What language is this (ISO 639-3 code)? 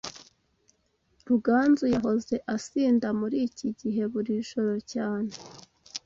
kin